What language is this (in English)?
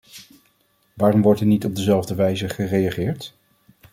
Dutch